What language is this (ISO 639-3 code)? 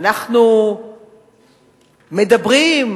heb